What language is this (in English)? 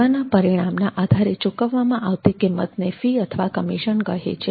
Gujarati